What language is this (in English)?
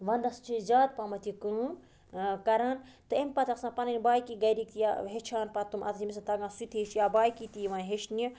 Kashmiri